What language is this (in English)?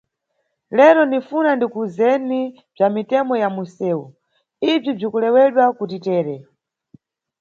Nyungwe